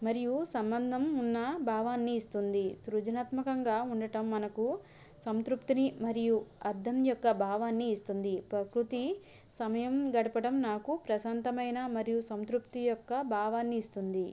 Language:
Telugu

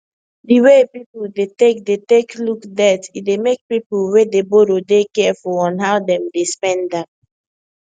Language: Nigerian Pidgin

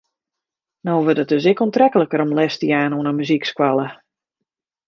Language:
Western Frisian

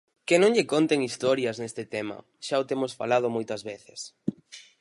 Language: Galician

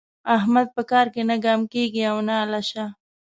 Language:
Pashto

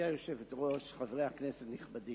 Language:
Hebrew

